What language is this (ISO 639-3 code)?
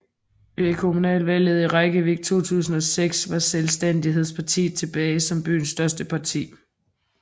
dan